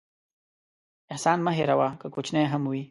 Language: Pashto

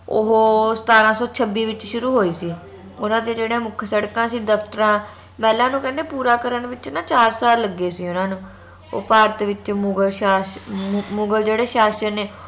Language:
Punjabi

